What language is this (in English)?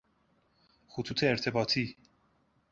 Persian